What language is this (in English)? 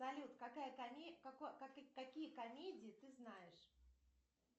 Russian